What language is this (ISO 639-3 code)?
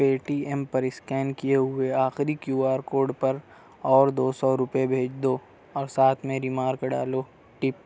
urd